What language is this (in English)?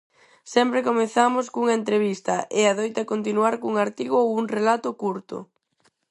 Galician